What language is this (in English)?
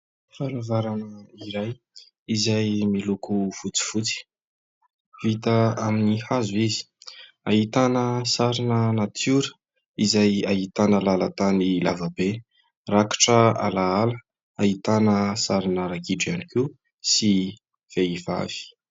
Malagasy